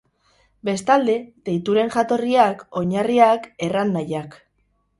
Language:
Basque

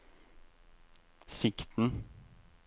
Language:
Norwegian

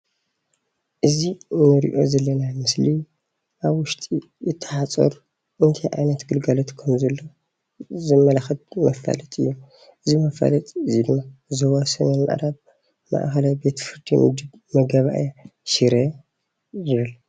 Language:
Tigrinya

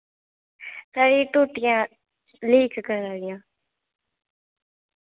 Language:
Dogri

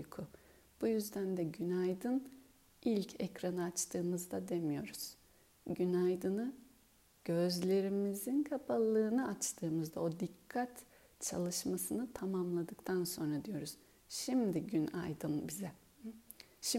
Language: Turkish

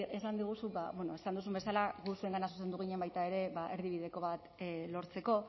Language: Basque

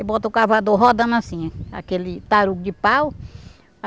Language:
Portuguese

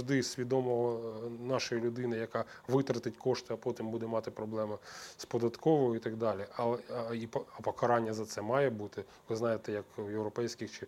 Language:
Ukrainian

